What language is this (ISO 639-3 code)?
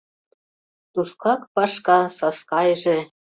chm